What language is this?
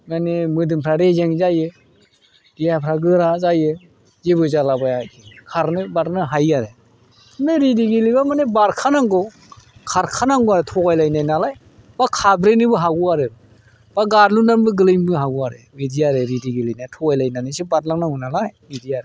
Bodo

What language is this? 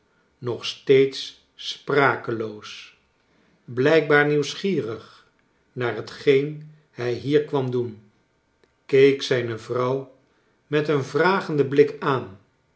Dutch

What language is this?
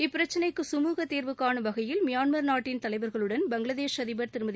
Tamil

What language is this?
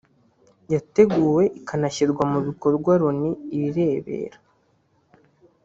Kinyarwanda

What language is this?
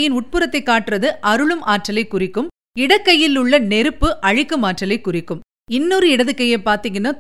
Tamil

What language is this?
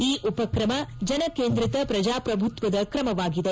Kannada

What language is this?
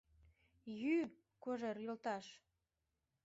Mari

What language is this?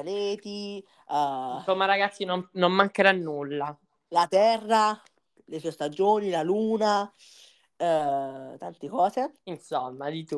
Italian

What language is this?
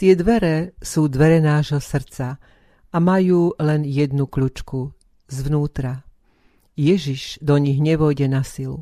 Slovak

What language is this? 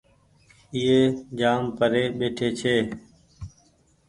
Goaria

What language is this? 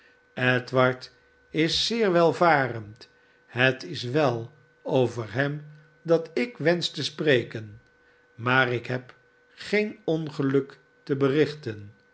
Dutch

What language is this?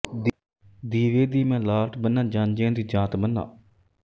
Punjabi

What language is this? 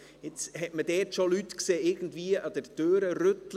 Swiss German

